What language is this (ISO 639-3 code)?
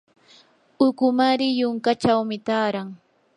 qur